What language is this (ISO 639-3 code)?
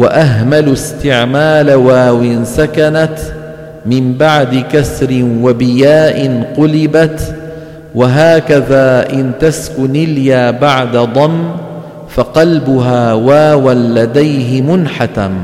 ara